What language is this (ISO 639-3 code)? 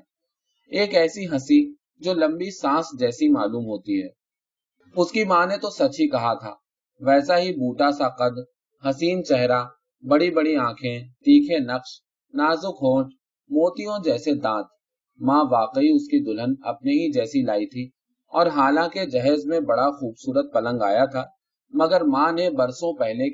urd